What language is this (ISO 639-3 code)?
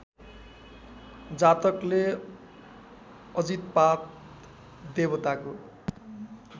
nep